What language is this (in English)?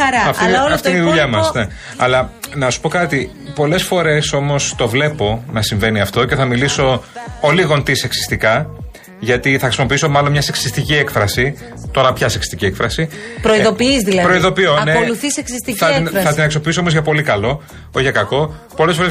Greek